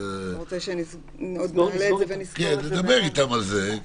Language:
Hebrew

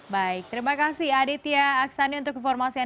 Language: Indonesian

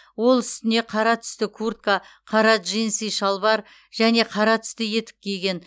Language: Kazakh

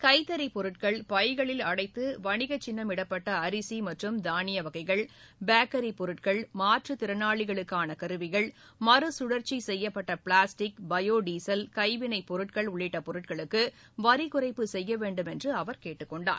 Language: Tamil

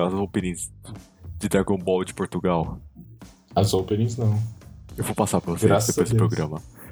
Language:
Portuguese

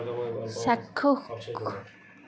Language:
Assamese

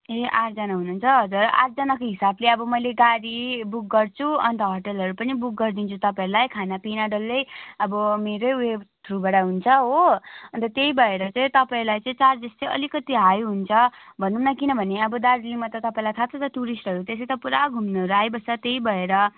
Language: Nepali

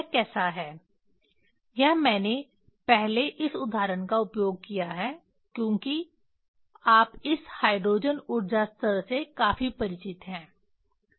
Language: Hindi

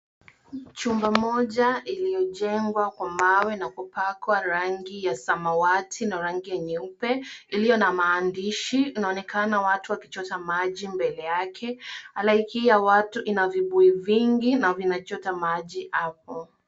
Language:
Swahili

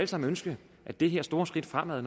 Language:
Danish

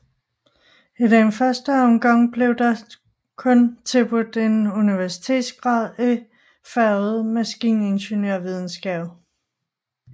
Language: Danish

